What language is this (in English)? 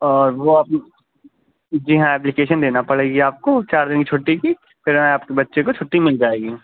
Urdu